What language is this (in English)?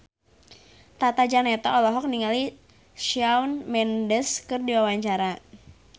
Sundanese